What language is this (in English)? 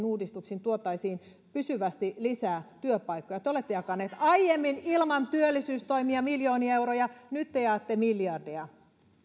Finnish